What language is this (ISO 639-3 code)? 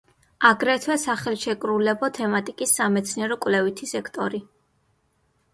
kat